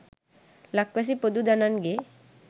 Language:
Sinhala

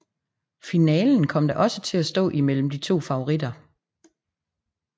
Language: Danish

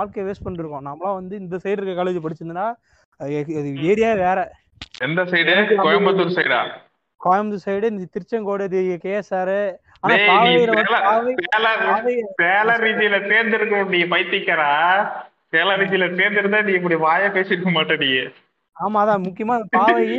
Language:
Tamil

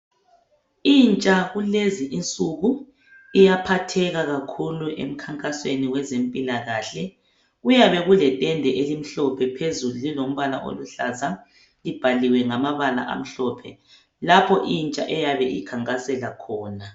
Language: North Ndebele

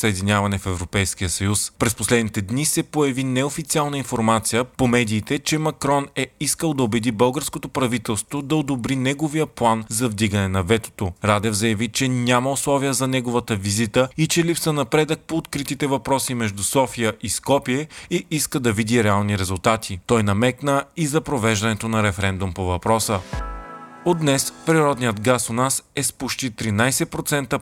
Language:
Bulgarian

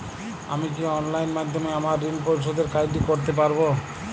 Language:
Bangla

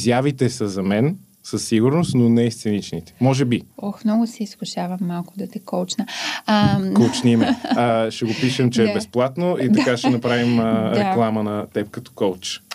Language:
Bulgarian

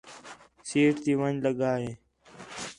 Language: Khetrani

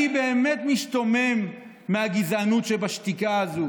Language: Hebrew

